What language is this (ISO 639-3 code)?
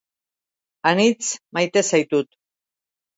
eus